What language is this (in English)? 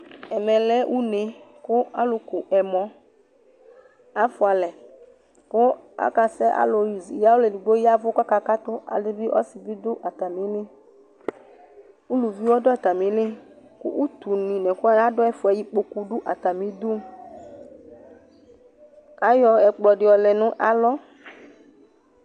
Ikposo